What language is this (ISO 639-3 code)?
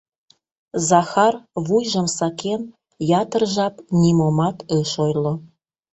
chm